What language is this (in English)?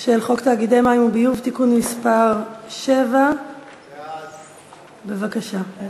Hebrew